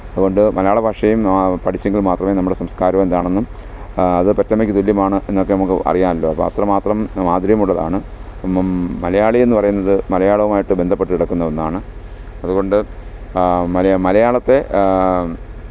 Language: Malayalam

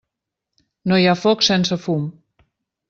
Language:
Catalan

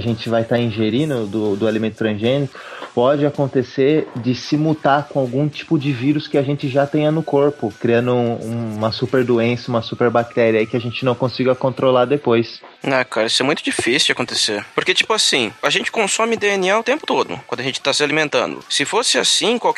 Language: Portuguese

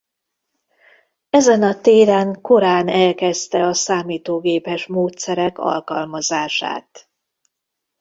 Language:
Hungarian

